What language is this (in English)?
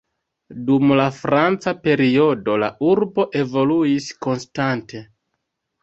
Esperanto